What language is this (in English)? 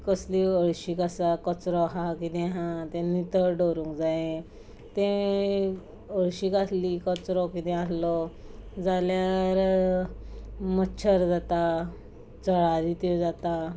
Konkani